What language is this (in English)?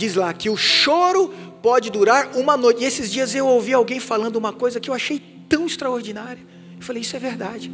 Portuguese